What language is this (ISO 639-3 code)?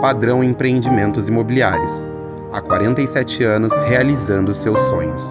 por